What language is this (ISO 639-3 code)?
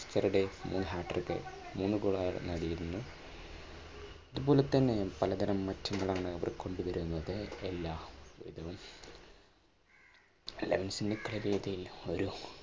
mal